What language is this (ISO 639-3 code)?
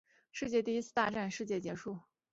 zho